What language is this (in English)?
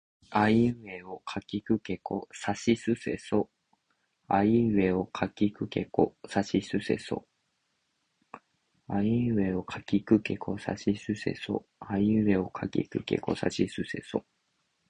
Japanese